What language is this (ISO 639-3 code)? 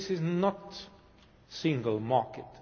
eng